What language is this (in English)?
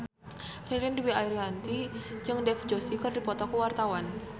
Sundanese